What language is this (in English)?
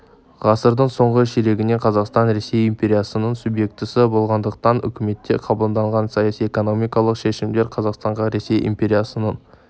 Kazakh